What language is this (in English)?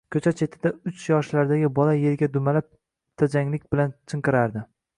Uzbek